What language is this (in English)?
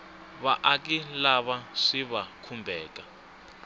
Tsonga